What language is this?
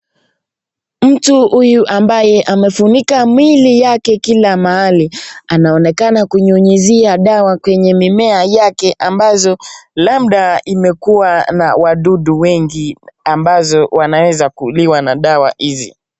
Swahili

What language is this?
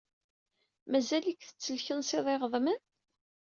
Kabyle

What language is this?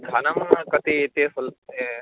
Sanskrit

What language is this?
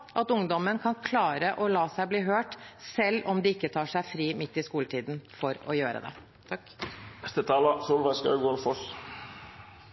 Norwegian Bokmål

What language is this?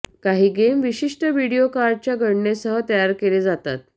Marathi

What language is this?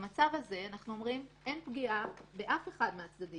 Hebrew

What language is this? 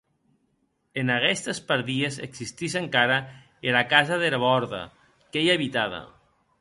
Occitan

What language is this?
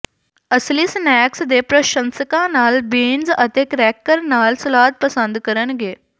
Punjabi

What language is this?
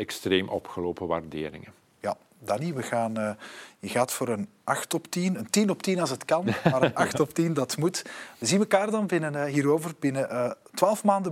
Dutch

